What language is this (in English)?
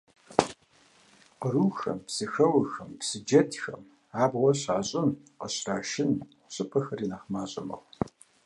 Kabardian